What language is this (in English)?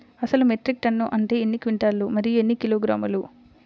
Telugu